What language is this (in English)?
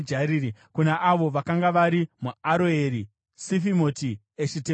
Shona